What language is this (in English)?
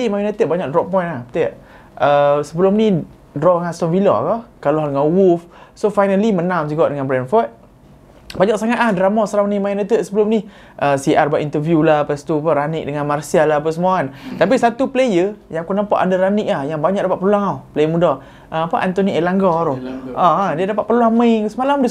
Malay